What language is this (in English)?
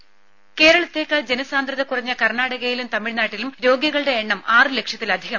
Malayalam